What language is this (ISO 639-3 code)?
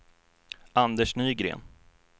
swe